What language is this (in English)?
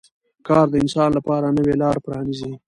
Pashto